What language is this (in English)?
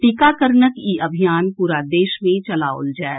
Maithili